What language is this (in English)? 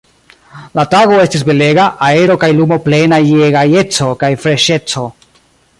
Esperanto